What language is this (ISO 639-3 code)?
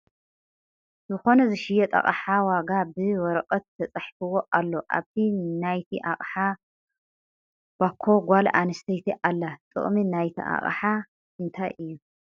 tir